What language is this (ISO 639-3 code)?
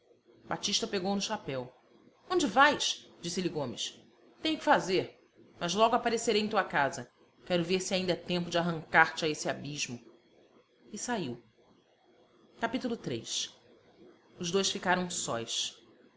por